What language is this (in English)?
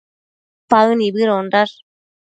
Matsés